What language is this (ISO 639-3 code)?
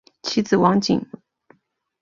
zho